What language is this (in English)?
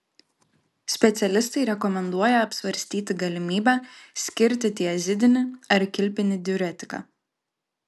Lithuanian